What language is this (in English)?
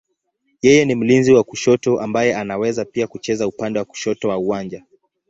Swahili